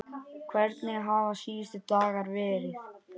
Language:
Icelandic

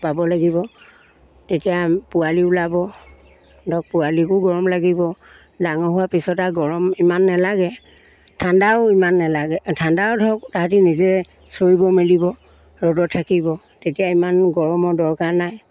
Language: Assamese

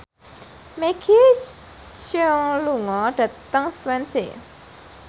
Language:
Javanese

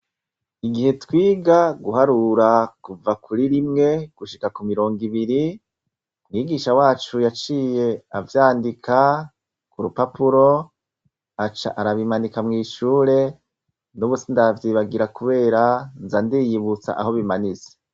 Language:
Rundi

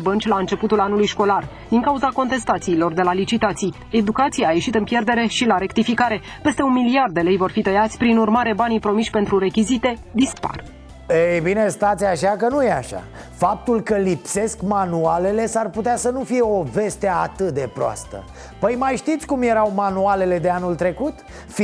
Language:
Romanian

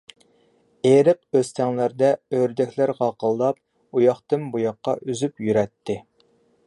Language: Uyghur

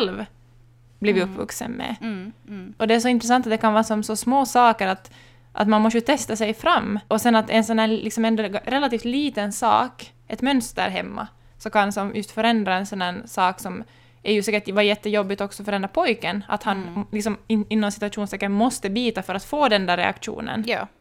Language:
Swedish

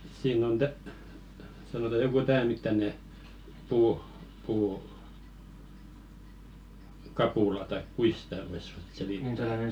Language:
Finnish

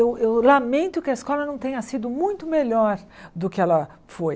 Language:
Portuguese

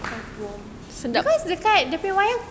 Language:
English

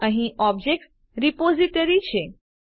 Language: Gujarati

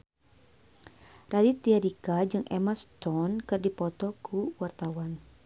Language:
Sundanese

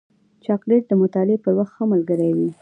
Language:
Pashto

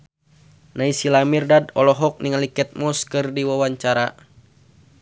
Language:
Sundanese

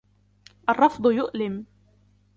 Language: Arabic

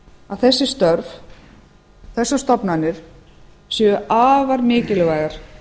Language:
Icelandic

